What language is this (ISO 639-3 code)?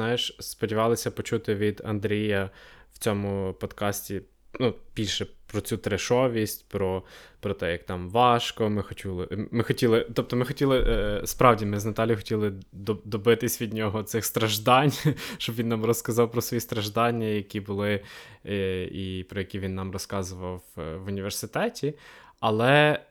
ukr